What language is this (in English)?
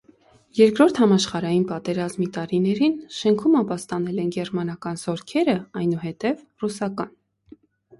Armenian